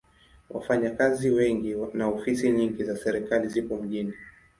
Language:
Swahili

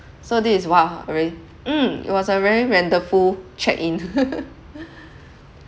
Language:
English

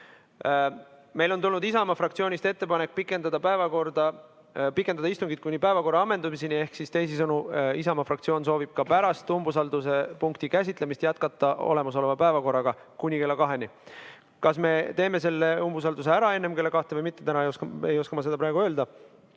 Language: Estonian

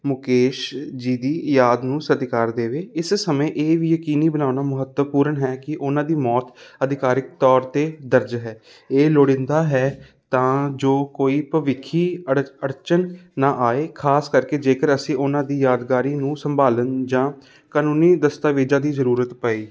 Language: Punjabi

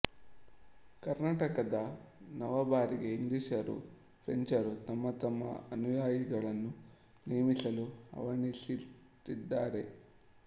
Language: Kannada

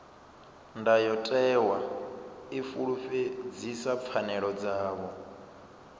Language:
Venda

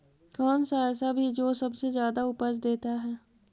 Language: Magahi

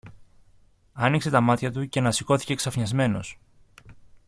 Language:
Greek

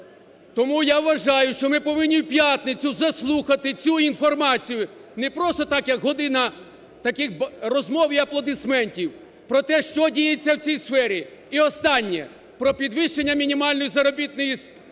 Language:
Ukrainian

